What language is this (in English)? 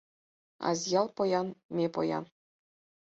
Mari